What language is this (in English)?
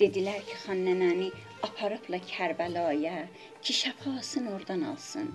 Persian